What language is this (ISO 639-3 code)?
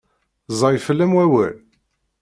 kab